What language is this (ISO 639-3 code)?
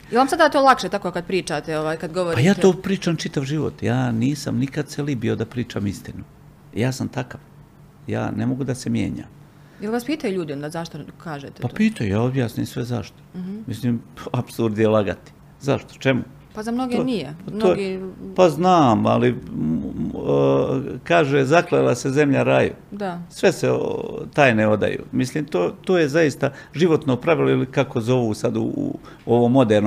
hrv